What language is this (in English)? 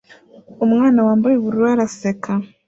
Kinyarwanda